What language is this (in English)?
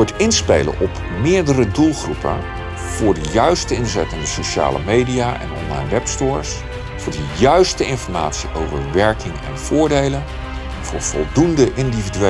Dutch